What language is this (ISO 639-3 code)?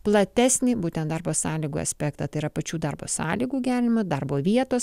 lit